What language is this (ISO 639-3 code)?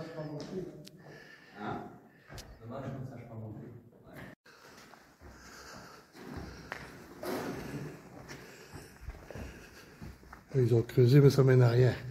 fra